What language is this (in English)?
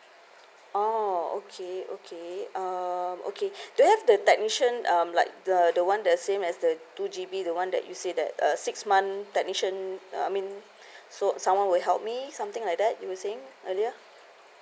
English